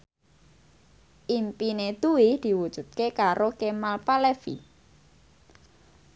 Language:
Javanese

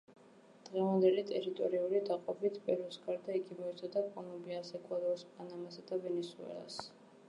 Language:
Georgian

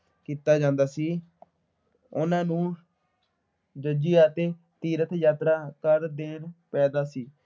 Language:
Punjabi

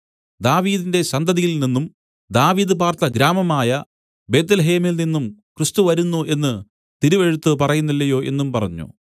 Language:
Malayalam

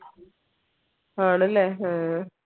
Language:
Malayalam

